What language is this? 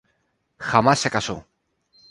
Spanish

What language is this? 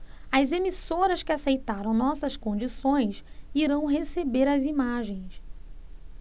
Portuguese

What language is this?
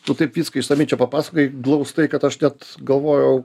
Lithuanian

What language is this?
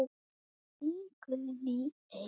Icelandic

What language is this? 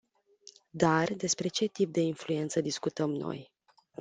Romanian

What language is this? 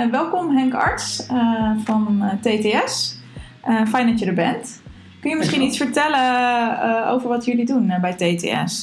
Dutch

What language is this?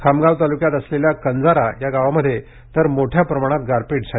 Marathi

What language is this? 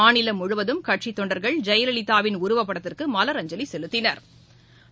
Tamil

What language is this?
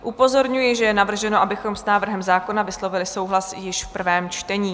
Czech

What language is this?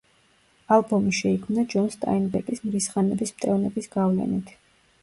Georgian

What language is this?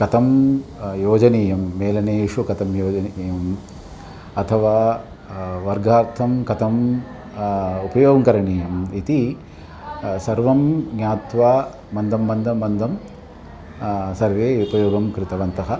Sanskrit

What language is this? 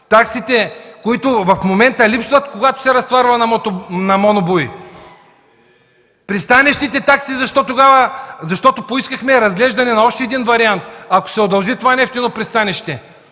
Bulgarian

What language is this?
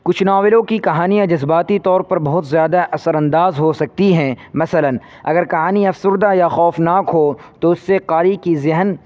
Urdu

